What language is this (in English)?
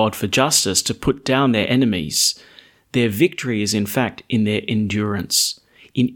English